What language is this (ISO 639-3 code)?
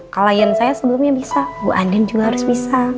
ind